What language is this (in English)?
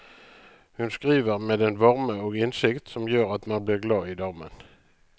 Norwegian